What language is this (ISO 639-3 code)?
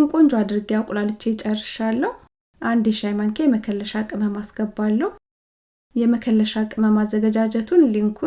amh